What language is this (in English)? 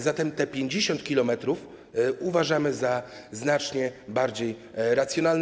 Polish